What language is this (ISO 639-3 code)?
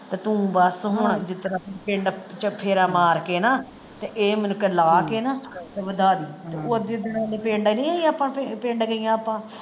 pan